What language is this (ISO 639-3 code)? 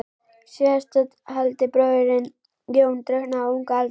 isl